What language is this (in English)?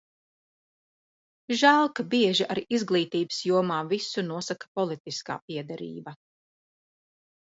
Latvian